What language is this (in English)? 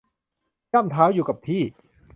Thai